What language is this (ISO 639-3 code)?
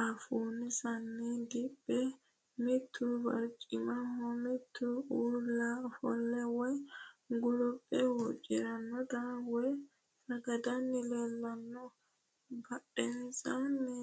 sid